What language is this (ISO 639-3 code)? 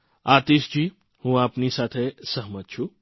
guj